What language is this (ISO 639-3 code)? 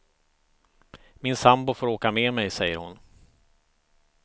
swe